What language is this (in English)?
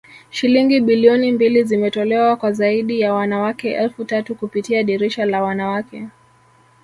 Swahili